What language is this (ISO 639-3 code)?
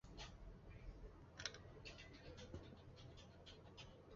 zho